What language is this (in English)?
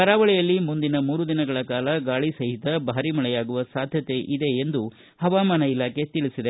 Kannada